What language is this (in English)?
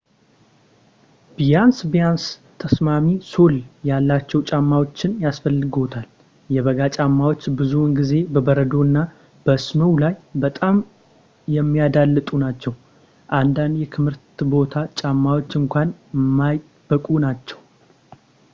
Amharic